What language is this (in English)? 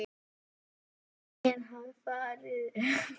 Icelandic